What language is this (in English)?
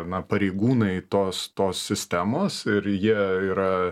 Lithuanian